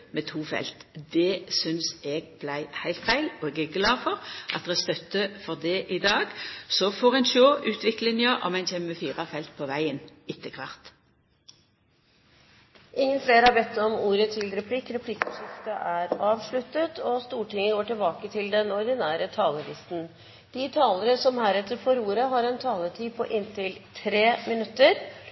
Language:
Norwegian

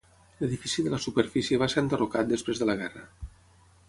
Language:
Catalan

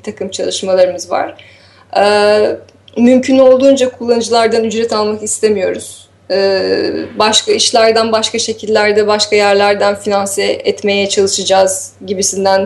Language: Turkish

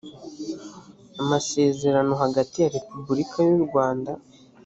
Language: Kinyarwanda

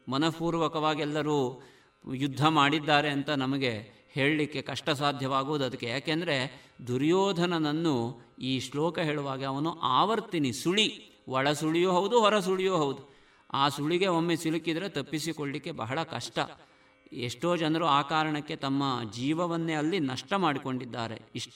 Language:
Kannada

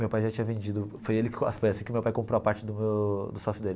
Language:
Portuguese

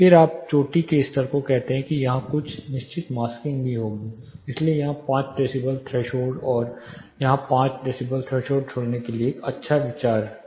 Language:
Hindi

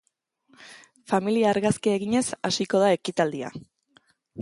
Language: Basque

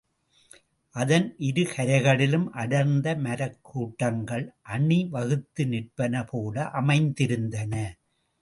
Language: Tamil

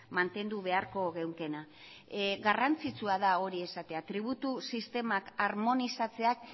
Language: Basque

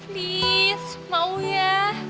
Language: Indonesian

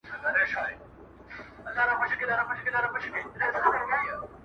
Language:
Pashto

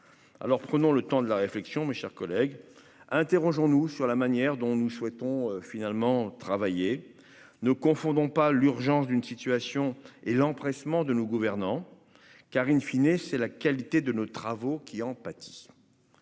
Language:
French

